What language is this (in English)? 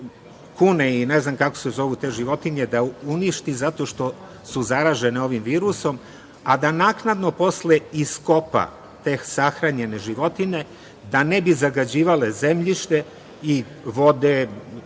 Serbian